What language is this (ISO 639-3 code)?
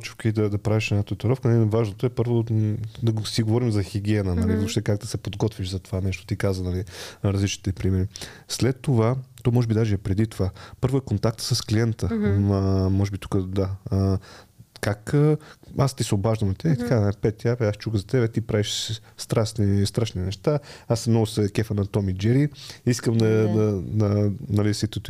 bul